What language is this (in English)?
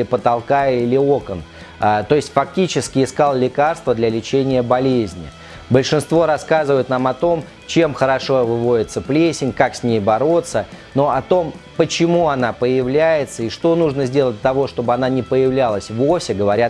Russian